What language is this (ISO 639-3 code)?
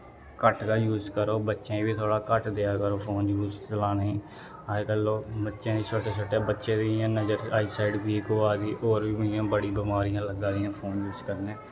doi